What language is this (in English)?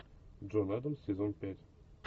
Russian